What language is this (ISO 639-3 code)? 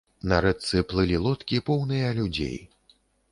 bel